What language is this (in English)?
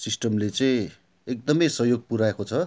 Nepali